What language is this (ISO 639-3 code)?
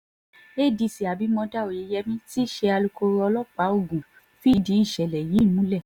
yor